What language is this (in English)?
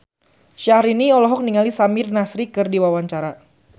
Sundanese